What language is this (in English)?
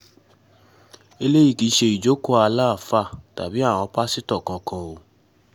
Yoruba